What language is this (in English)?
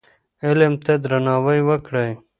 Pashto